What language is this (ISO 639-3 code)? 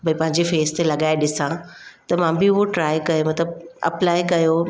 snd